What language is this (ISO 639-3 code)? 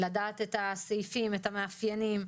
heb